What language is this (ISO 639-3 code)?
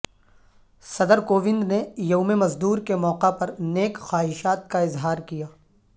urd